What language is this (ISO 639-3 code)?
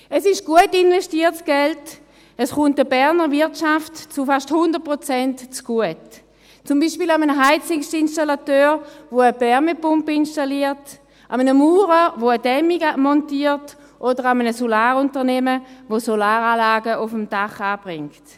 gsw